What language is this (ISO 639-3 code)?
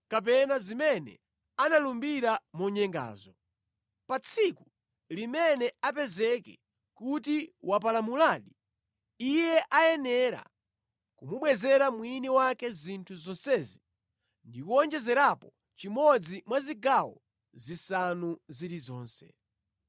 nya